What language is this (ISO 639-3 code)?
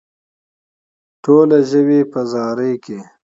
pus